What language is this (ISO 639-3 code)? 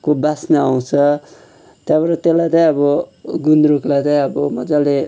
nep